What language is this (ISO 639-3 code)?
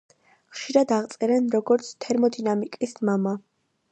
kat